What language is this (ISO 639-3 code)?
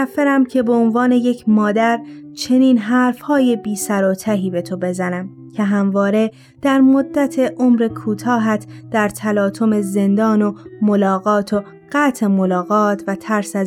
fas